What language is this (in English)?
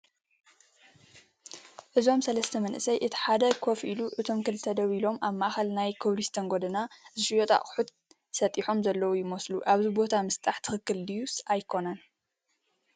Tigrinya